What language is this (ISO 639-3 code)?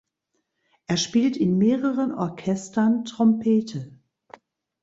deu